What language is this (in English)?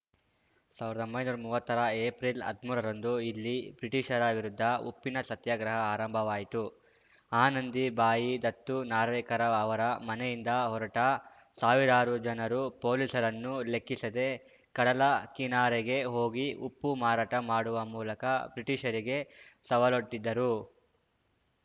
Kannada